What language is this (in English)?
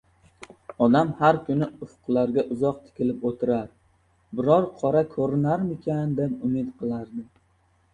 Uzbek